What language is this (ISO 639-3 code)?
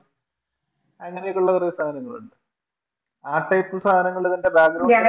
mal